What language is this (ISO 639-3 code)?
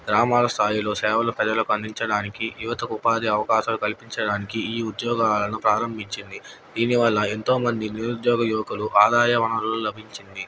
tel